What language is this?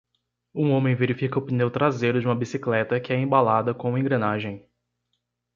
Portuguese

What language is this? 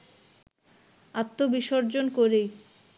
Bangla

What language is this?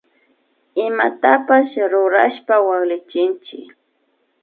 Imbabura Highland Quichua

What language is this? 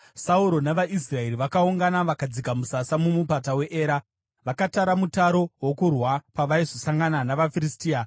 Shona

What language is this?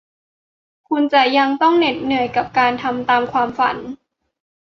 Thai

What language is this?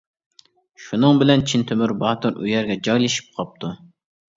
Uyghur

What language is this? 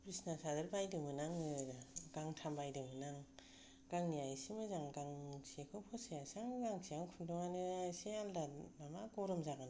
Bodo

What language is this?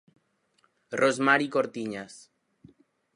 Galician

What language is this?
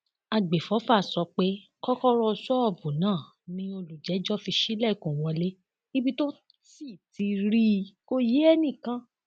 Yoruba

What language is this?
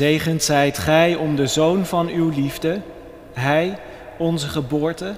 Dutch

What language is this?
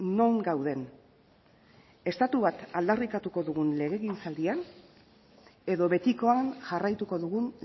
Basque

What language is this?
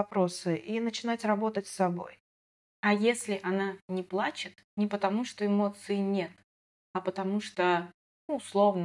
Russian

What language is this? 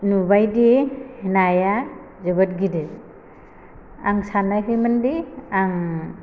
Bodo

